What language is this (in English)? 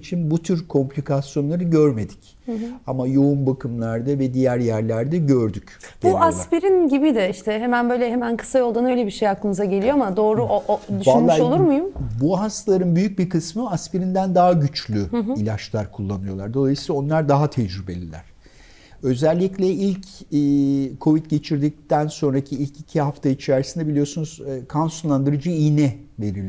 Turkish